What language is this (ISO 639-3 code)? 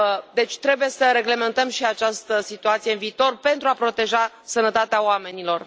ron